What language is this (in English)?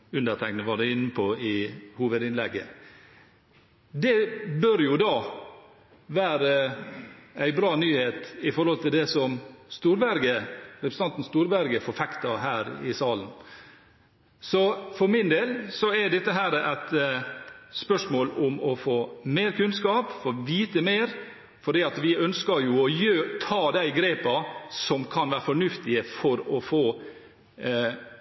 Norwegian Bokmål